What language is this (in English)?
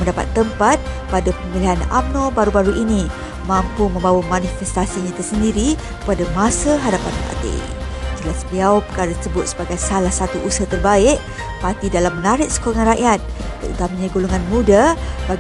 Malay